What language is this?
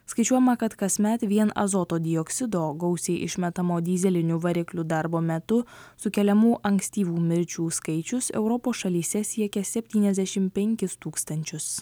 Lithuanian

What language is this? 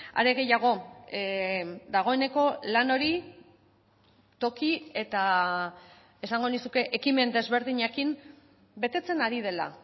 Basque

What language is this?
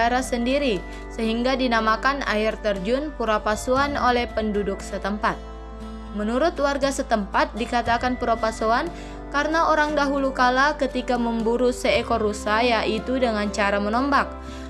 Indonesian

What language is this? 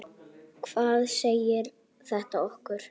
Icelandic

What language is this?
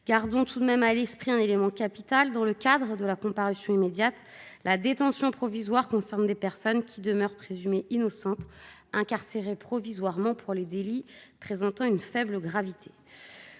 French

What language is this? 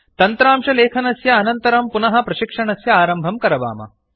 Sanskrit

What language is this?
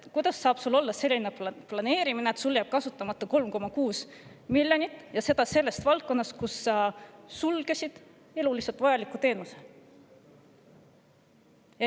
Estonian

